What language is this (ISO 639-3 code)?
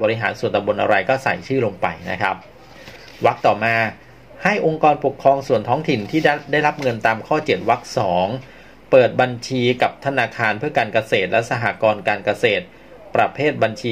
tha